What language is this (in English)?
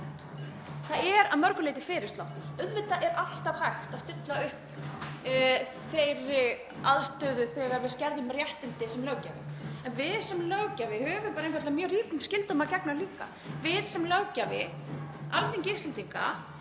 Icelandic